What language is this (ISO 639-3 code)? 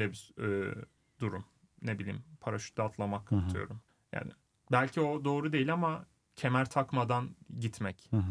tur